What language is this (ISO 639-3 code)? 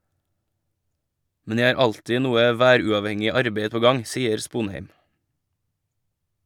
nor